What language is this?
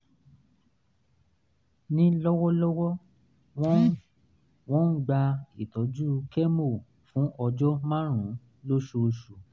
Yoruba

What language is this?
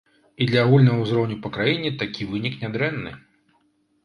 Belarusian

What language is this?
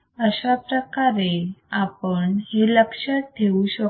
Marathi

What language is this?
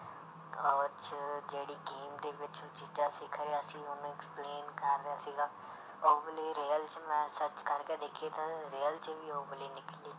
Punjabi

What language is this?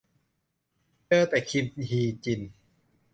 Thai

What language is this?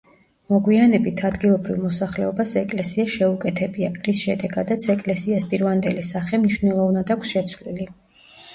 Georgian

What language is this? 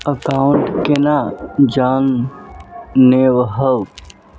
Magahi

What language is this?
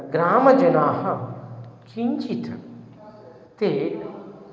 Sanskrit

